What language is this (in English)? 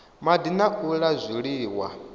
Venda